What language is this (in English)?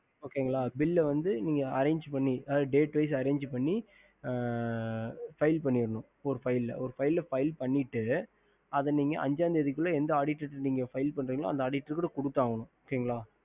Tamil